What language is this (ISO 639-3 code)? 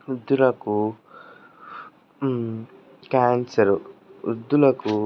tel